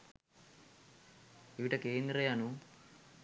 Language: Sinhala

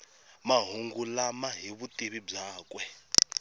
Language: Tsonga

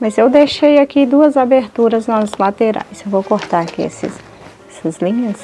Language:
Portuguese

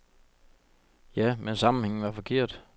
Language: Danish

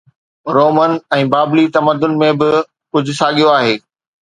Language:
Sindhi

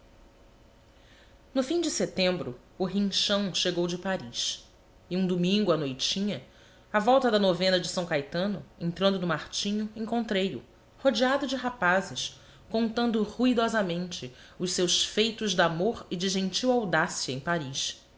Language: Portuguese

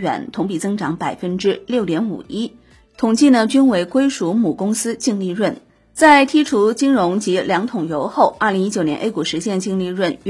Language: Chinese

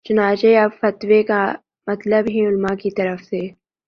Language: Urdu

